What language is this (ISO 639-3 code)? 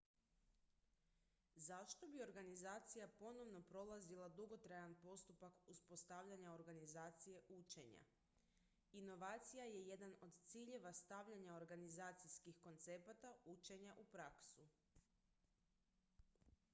hrv